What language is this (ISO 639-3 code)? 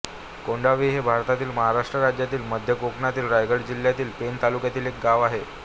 mar